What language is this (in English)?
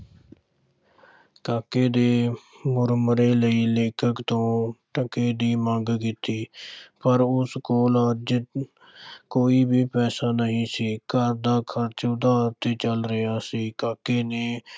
Punjabi